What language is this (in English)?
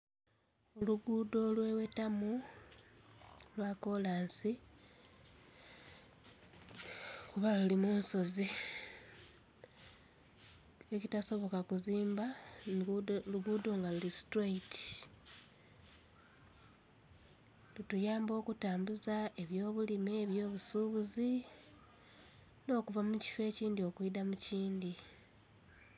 Soga